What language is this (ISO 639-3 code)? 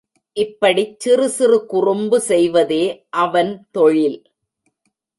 tam